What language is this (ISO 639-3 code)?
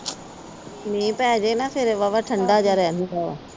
pan